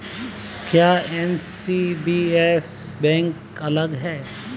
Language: Hindi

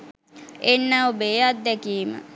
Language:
Sinhala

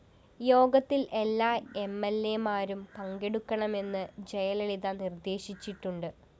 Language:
Malayalam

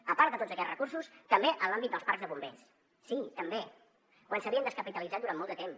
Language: Catalan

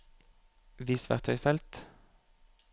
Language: Norwegian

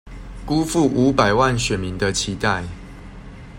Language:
Chinese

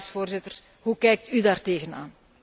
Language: Dutch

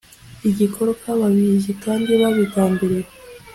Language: Kinyarwanda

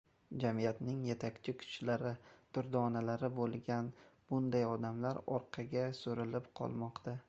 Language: Uzbek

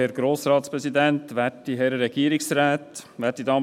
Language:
Swiss German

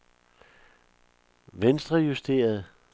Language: Danish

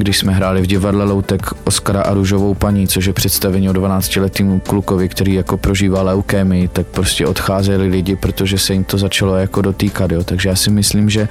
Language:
Czech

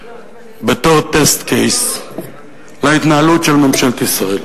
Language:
Hebrew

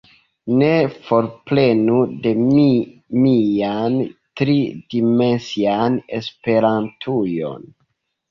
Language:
Esperanto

